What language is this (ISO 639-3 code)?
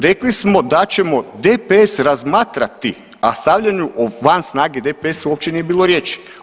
hrv